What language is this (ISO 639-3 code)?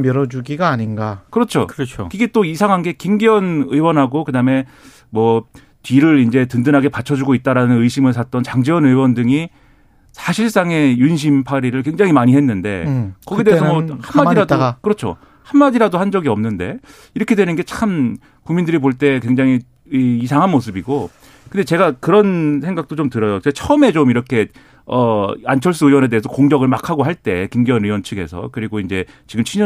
kor